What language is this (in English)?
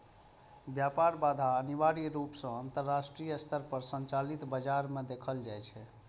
Maithili